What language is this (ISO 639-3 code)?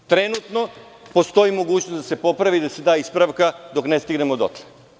srp